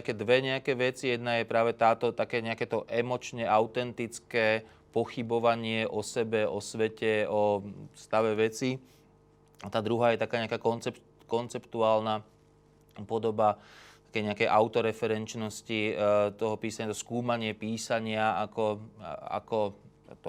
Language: Slovak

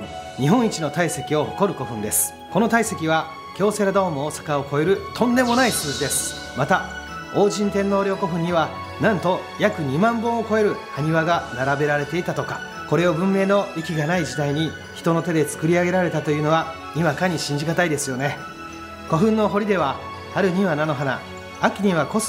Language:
Japanese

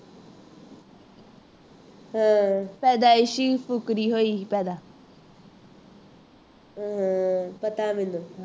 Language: Punjabi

